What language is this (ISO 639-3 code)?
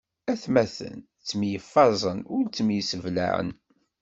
kab